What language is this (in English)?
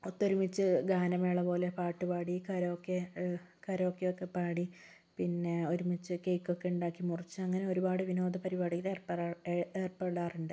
Malayalam